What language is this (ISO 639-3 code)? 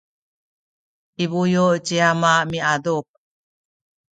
szy